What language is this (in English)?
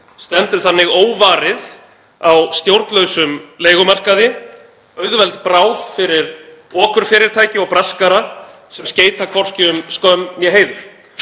Icelandic